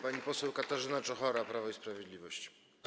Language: Polish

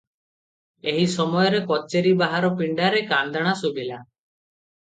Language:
Odia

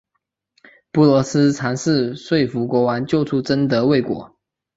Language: Chinese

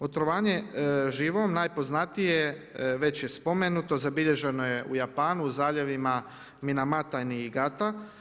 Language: Croatian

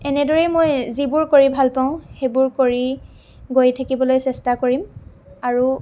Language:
Assamese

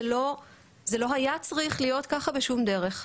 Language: Hebrew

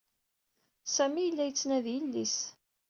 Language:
Kabyle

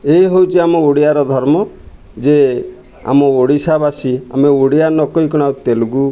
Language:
Odia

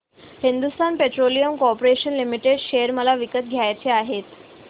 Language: Marathi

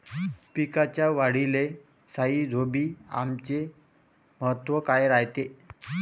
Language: Marathi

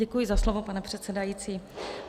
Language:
Czech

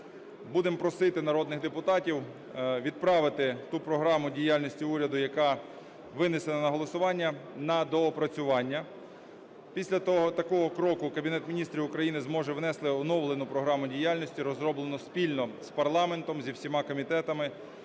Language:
Ukrainian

